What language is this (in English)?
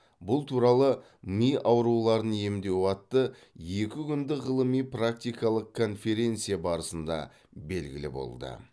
Kazakh